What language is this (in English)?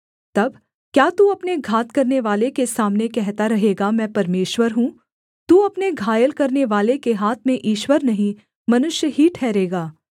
Hindi